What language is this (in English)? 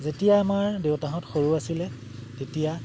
Assamese